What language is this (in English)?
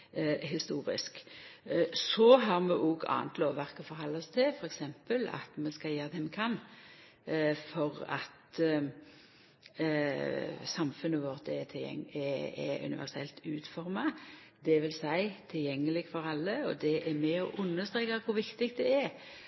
Norwegian Nynorsk